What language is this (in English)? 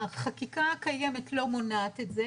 Hebrew